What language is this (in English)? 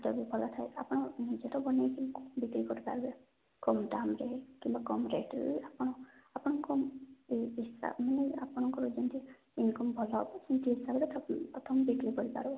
Odia